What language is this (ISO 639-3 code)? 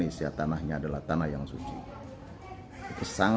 ind